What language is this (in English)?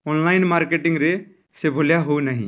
Odia